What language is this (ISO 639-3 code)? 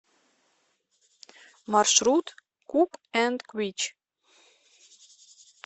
rus